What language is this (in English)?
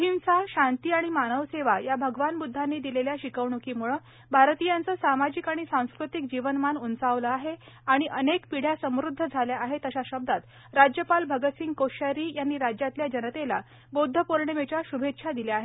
Marathi